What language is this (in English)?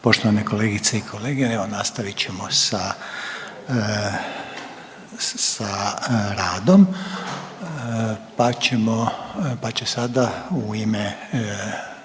Croatian